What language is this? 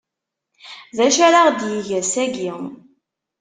Kabyle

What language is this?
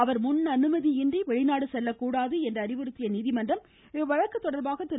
Tamil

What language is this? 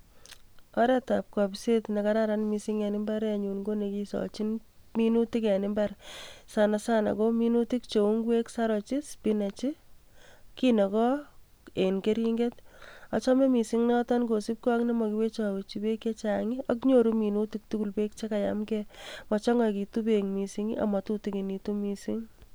Kalenjin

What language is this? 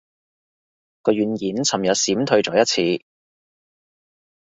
Cantonese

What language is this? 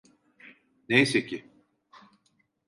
Turkish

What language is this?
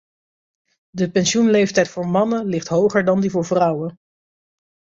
Dutch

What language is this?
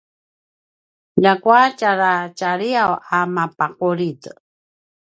Paiwan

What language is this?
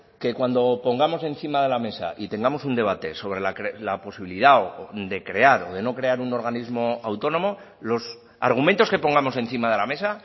Spanish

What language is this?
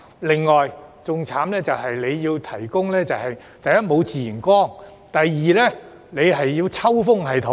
Cantonese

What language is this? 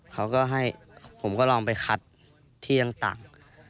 Thai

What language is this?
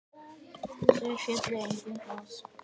Icelandic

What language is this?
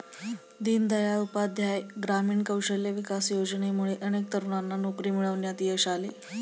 Marathi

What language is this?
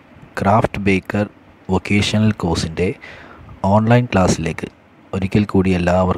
Hindi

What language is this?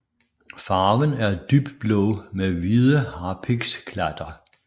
Danish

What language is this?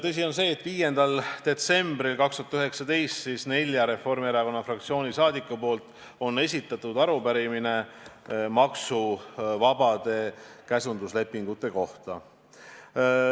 Estonian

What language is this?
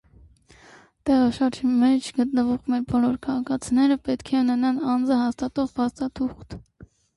Armenian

